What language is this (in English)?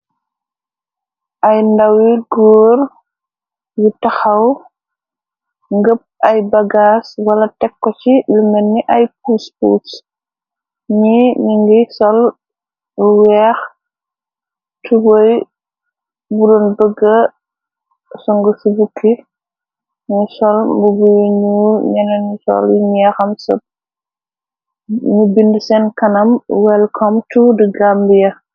Wolof